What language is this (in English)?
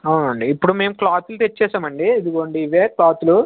Telugu